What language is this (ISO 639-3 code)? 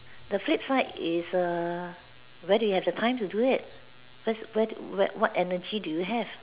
eng